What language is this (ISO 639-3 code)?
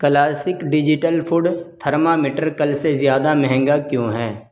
urd